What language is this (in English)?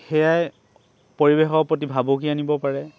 Assamese